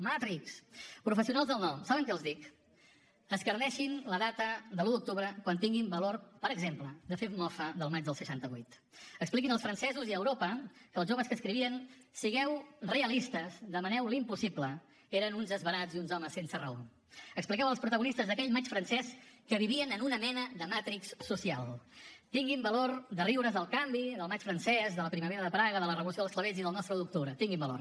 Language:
Catalan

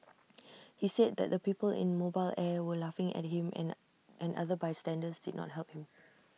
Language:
English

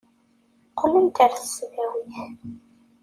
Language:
Kabyle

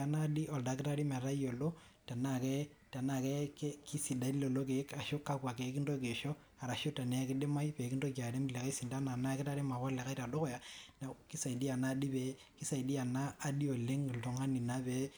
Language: Masai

